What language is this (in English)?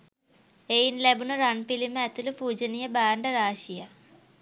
Sinhala